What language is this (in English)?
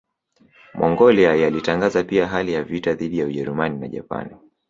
Swahili